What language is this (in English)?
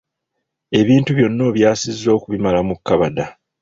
Ganda